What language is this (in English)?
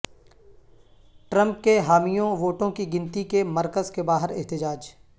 Urdu